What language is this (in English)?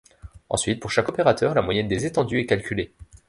French